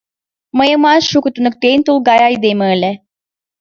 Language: Mari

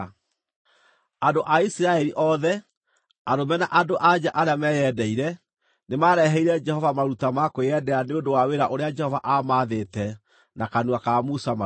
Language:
Kikuyu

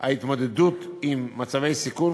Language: Hebrew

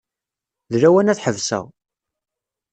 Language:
Kabyle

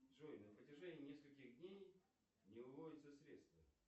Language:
Russian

